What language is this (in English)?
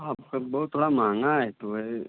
Hindi